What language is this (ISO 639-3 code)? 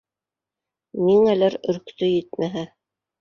bak